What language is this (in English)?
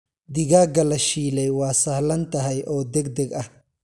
Somali